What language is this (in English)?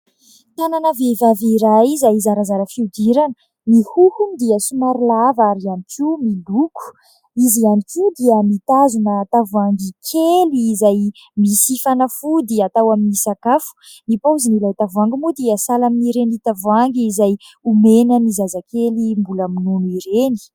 Malagasy